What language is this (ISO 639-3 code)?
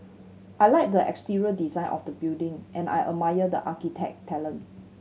eng